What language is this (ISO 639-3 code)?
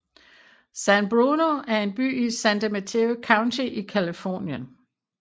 dan